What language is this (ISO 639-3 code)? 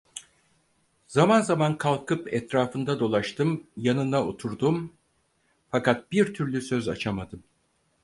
tur